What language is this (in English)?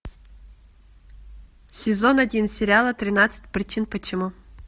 Russian